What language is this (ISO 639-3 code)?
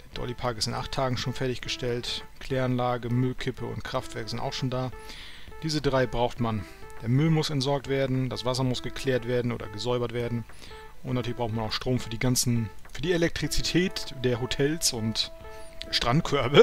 deu